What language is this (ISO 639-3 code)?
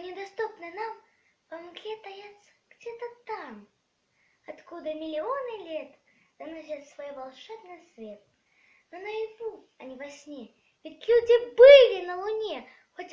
rus